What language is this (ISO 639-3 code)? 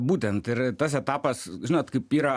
lit